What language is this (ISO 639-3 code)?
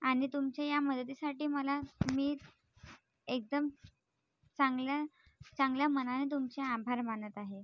mar